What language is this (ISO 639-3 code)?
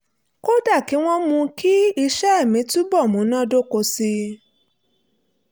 yor